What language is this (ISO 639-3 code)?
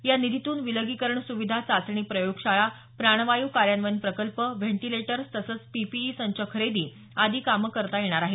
mar